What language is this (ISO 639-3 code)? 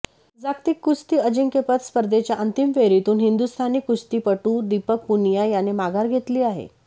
mar